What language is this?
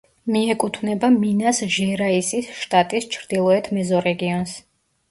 Georgian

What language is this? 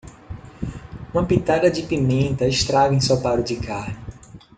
Portuguese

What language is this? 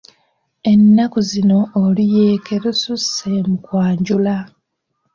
Ganda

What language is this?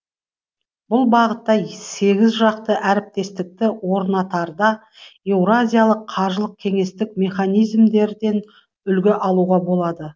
Kazakh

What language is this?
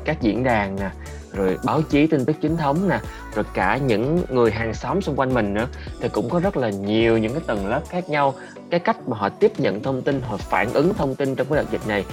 Vietnamese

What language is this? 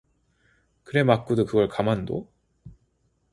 Korean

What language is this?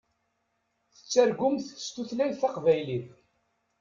Kabyle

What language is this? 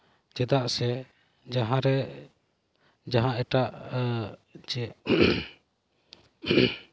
Santali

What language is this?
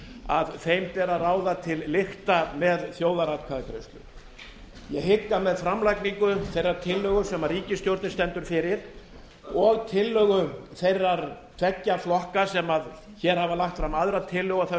Icelandic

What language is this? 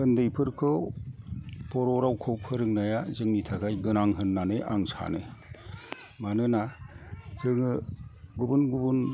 Bodo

